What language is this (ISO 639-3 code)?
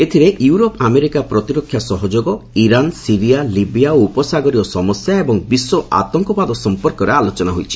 ori